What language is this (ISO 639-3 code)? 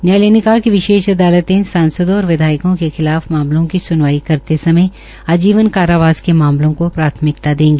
hin